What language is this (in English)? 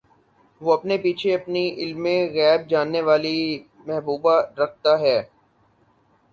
Urdu